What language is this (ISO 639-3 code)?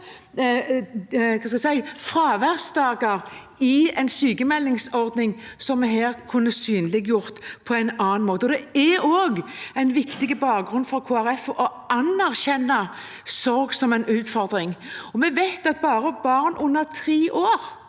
nor